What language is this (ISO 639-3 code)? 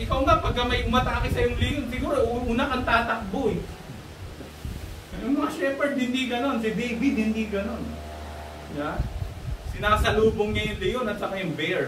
fil